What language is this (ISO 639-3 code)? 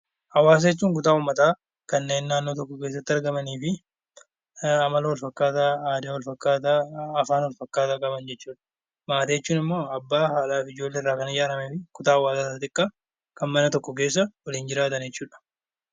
orm